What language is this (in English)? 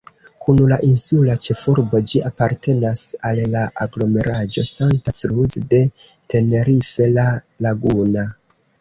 Esperanto